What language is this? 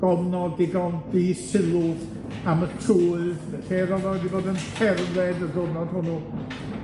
Welsh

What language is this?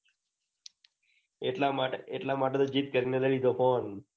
Gujarati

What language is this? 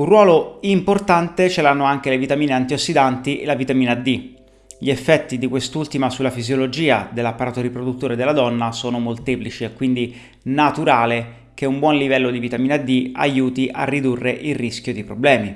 Italian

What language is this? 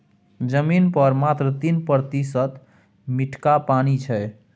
Maithili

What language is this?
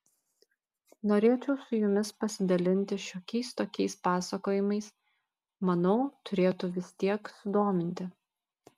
Lithuanian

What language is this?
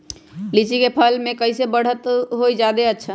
Magahi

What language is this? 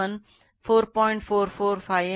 Kannada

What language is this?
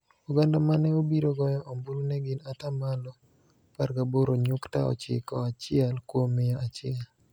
Luo (Kenya and Tanzania)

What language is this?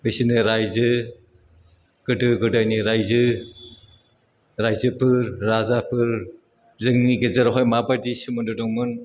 Bodo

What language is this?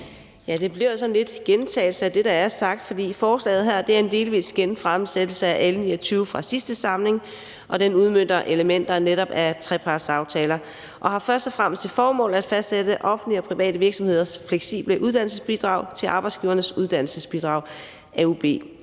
Danish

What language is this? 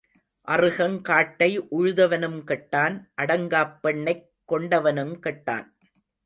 Tamil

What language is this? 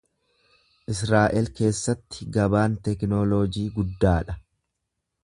Oromo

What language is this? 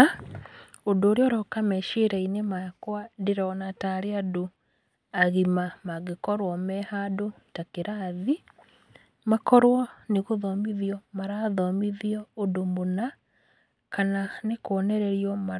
Kikuyu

